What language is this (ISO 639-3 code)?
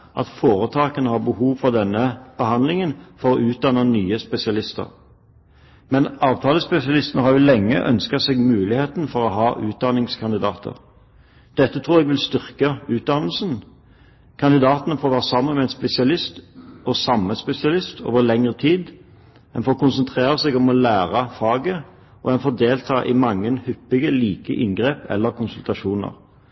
nob